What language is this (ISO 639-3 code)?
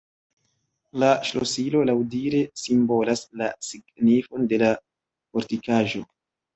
epo